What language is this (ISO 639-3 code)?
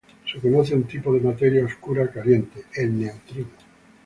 spa